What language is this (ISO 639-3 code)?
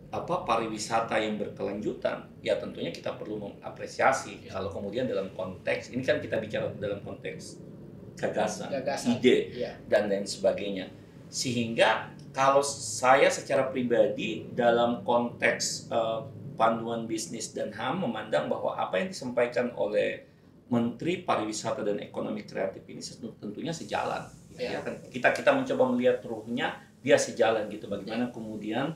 ind